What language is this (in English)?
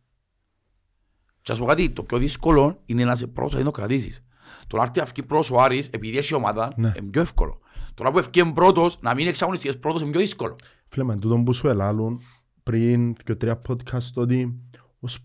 Greek